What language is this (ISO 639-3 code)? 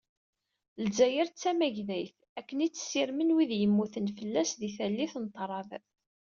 kab